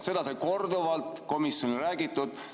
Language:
Estonian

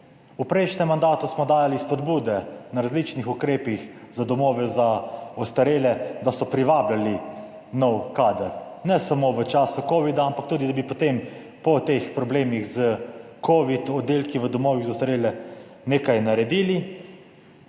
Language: Slovenian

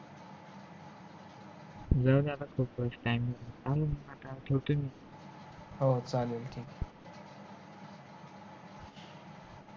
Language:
Marathi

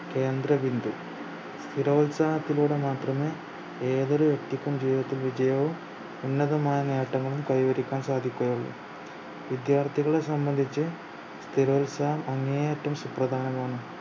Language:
Malayalam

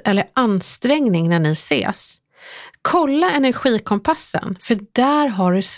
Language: Swedish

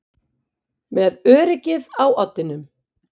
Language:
Icelandic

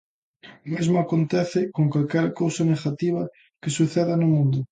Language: Galician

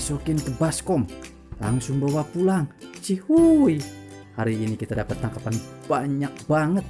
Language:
Indonesian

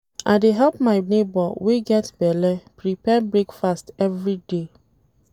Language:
Nigerian Pidgin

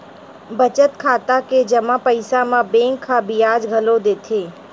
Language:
Chhattisgarhi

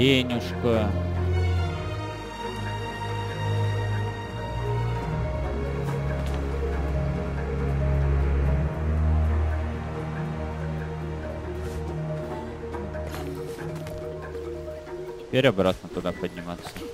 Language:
Russian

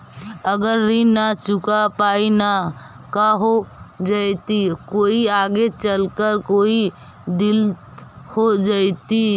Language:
Magahi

